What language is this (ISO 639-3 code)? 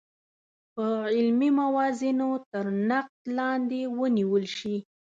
pus